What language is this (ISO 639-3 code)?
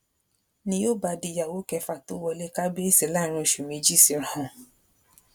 yor